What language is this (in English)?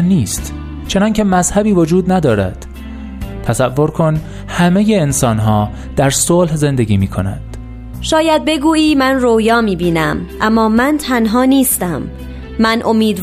Persian